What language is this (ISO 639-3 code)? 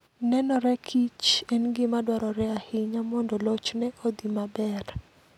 luo